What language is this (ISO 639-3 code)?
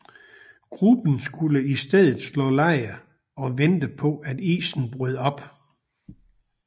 dan